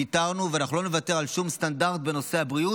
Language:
Hebrew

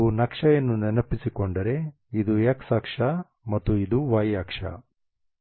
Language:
Kannada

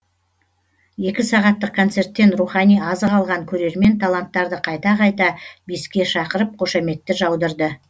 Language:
Kazakh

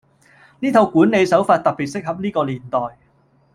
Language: Cantonese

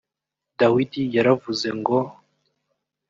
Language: Kinyarwanda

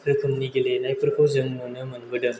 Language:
Bodo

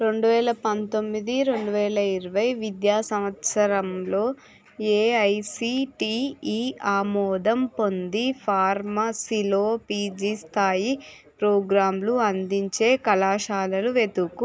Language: Telugu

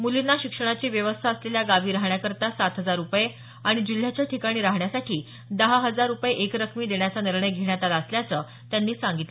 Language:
Marathi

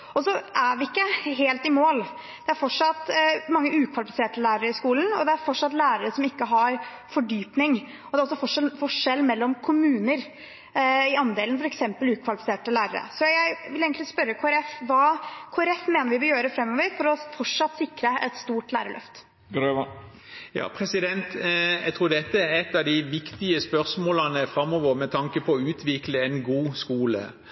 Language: Norwegian Bokmål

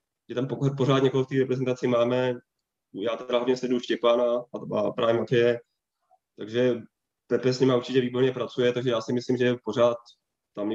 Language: Czech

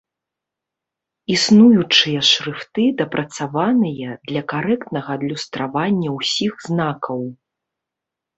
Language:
Belarusian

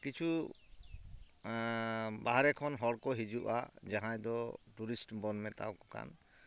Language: Santali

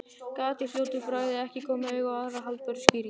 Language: Icelandic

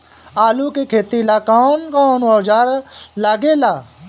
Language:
Bhojpuri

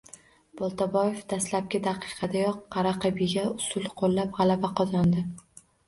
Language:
Uzbek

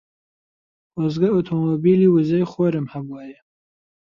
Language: Central Kurdish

